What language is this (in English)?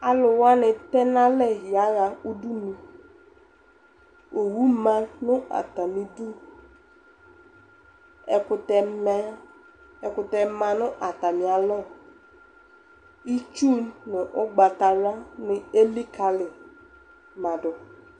Ikposo